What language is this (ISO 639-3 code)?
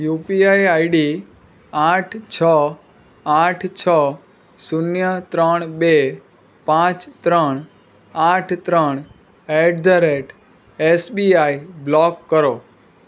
guj